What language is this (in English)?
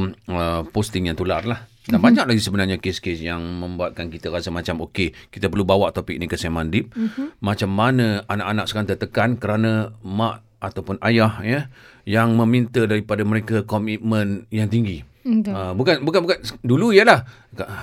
Malay